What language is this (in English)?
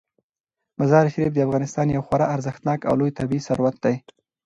Pashto